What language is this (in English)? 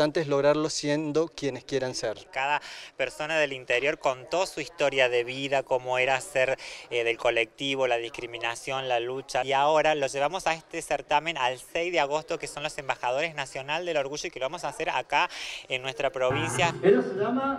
Spanish